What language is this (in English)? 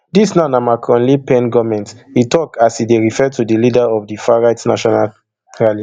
Nigerian Pidgin